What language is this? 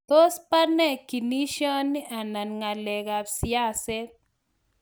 Kalenjin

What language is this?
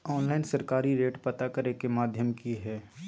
Magahi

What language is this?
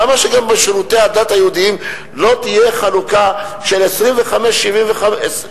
Hebrew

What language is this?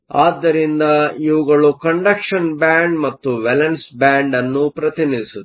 Kannada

